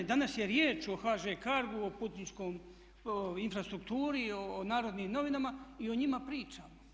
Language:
Croatian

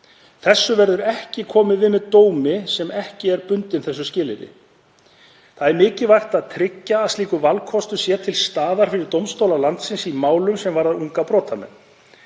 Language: Icelandic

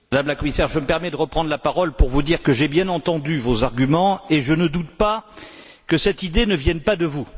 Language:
French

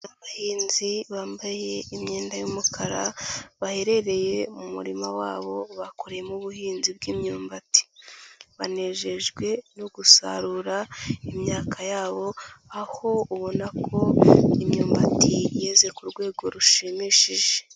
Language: Kinyarwanda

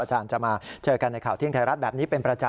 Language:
Thai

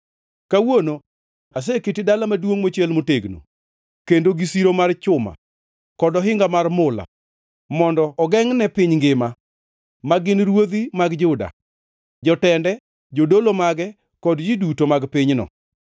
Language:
Luo (Kenya and Tanzania)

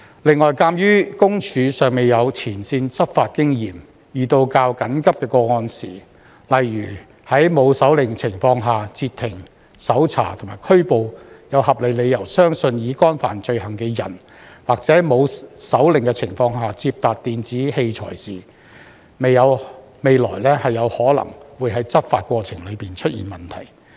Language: Cantonese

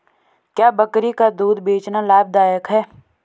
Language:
Hindi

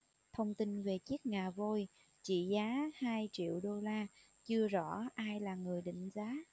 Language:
Vietnamese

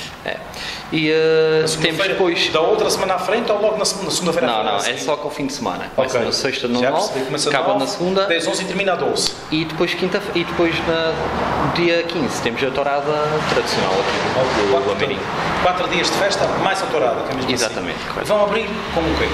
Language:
Portuguese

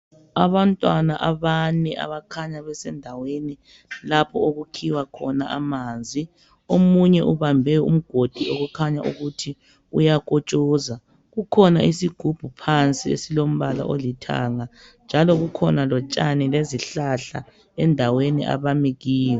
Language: North Ndebele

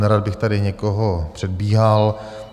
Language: Czech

